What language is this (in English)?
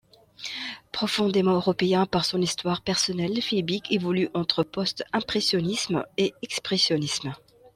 French